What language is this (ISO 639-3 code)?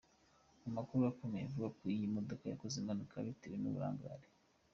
kin